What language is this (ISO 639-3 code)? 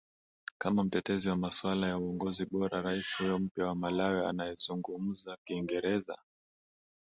swa